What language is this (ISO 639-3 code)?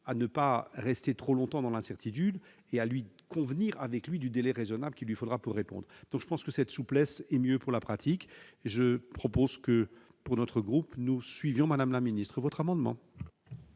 fra